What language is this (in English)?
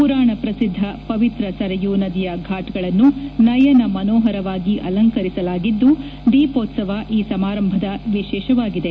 Kannada